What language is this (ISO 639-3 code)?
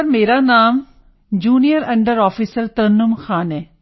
pan